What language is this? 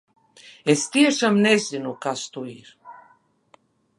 Latvian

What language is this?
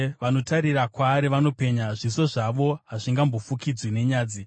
Shona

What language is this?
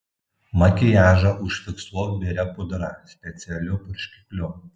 Lithuanian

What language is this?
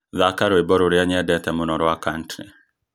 Kikuyu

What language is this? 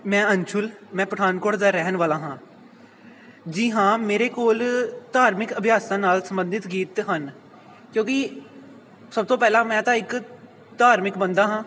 Punjabi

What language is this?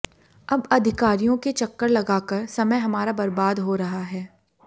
Hindi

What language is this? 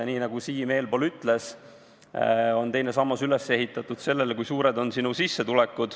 Estonian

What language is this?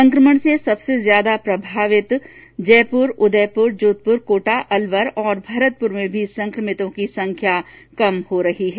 Hindi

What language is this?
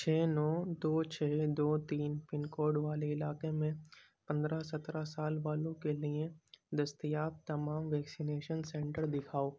Urdu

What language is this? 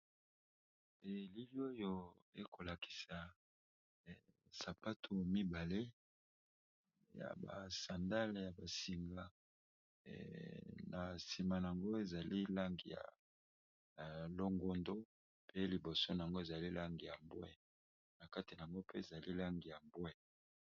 Lingala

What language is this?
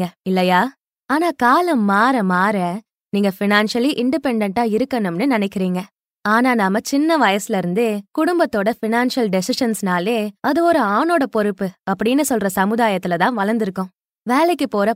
Tamil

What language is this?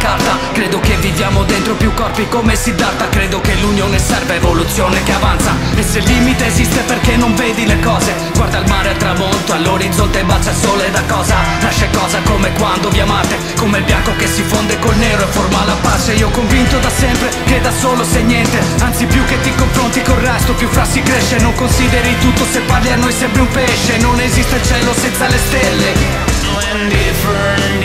Italian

